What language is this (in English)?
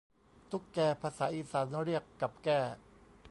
Thai